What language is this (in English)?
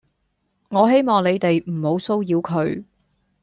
Cantonese